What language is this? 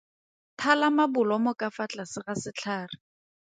Tswana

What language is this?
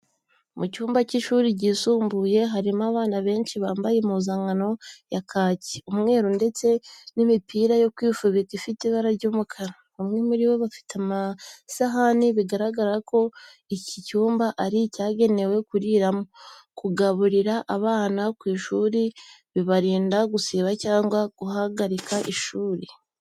Kinyarwanda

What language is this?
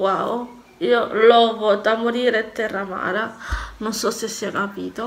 Italian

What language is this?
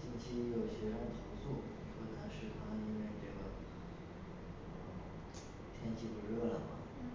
Chinese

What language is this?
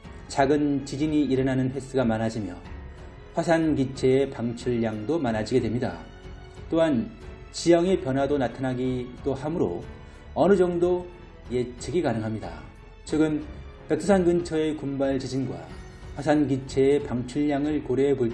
Korean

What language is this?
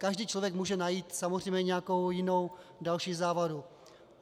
Czech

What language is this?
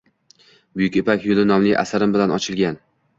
Uzbek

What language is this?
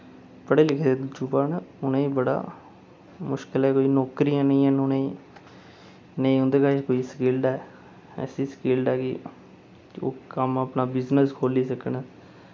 Dogri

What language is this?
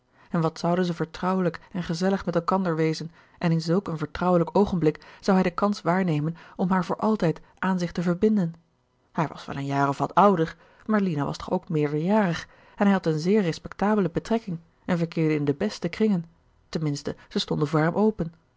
Dutch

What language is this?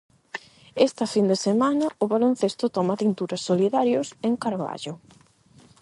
Galician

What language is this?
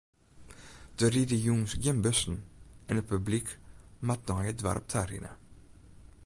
Western Frisian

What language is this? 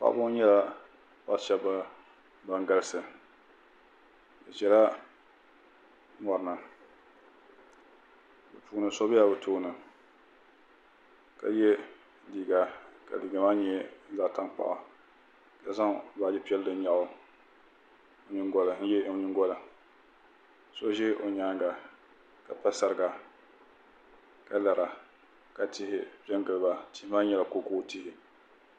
Dagbani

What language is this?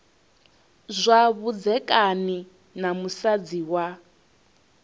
Venda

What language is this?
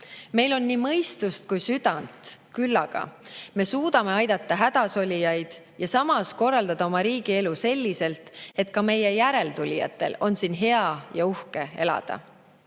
Estonian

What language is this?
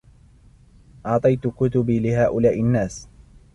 Arabic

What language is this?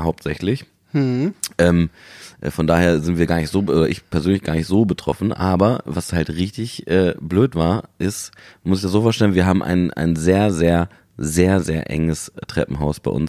German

